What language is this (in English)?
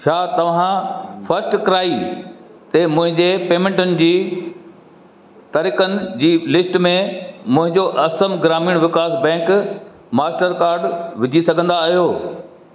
Sindhi